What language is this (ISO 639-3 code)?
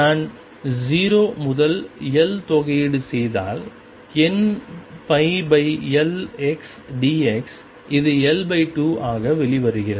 tam